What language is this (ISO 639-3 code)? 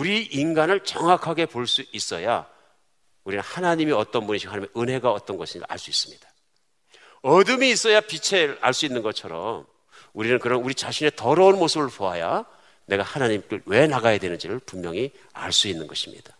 kor